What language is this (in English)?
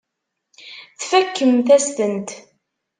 Kabyle